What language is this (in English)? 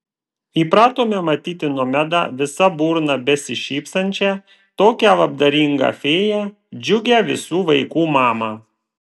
Lithuanian